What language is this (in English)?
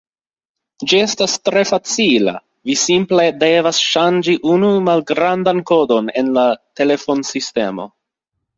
Esperanto